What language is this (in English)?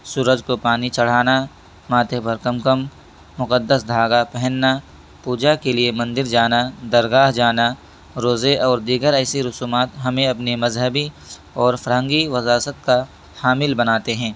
Urdu